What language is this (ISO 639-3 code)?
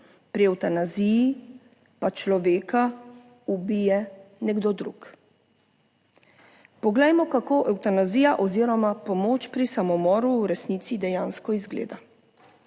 slv